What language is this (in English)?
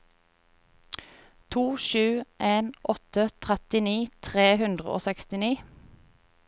Norwegian